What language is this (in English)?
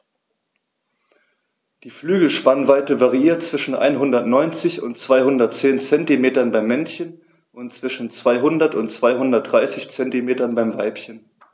German